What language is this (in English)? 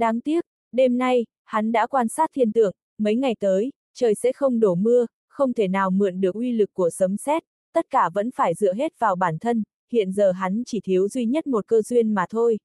Vietnamese